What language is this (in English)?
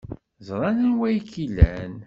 Kabyle